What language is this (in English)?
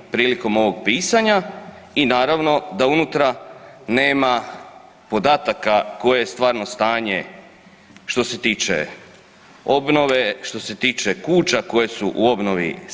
Croatian